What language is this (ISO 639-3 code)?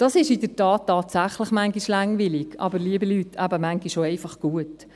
gsw